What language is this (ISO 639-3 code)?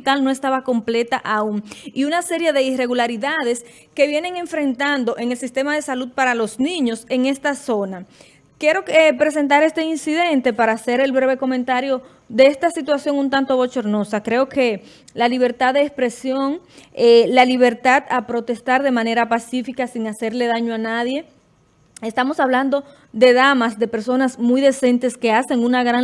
spa